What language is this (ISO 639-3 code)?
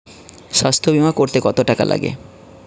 ben